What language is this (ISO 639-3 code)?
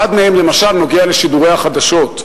heb